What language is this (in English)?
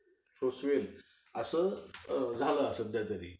Marathi